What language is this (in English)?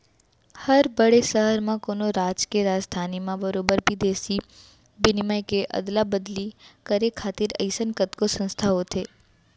Chhattisgarhi